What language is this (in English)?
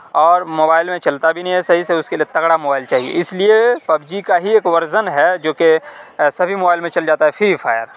Urdu